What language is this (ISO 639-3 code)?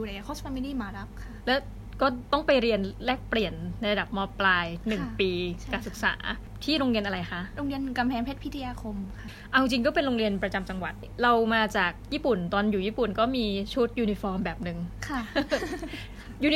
tha